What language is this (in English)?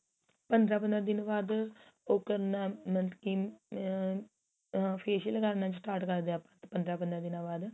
Punjabi